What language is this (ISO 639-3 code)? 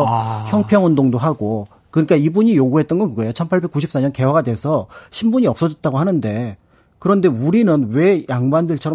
kor